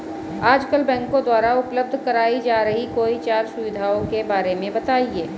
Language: Hindi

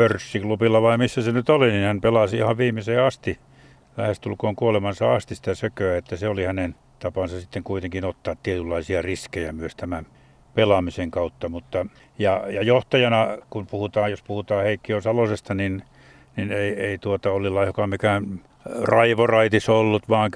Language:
Finnish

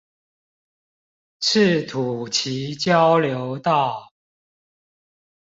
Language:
Chinese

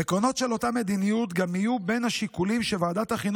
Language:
Hebrew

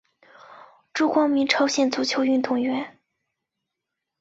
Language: Chinese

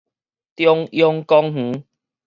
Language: Min Nan Chinese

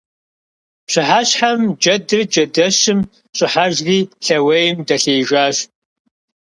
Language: Kabardian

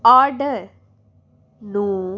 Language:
Punjabi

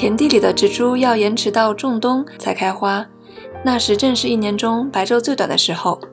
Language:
Chinese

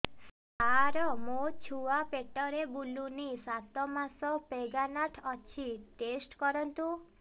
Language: Odia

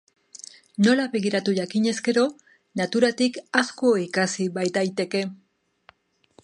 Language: Basque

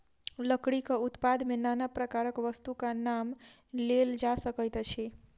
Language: Maithili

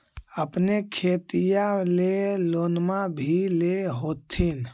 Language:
Magahi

